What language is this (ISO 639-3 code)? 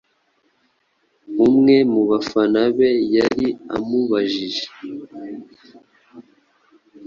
kin